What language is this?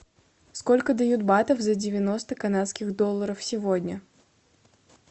Russian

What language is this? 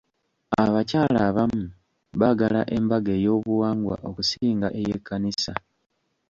Ganda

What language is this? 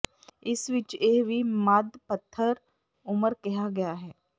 Punjabi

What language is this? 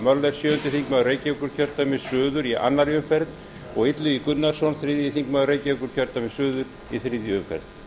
Icelandic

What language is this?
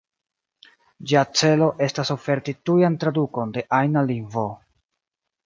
Esperanto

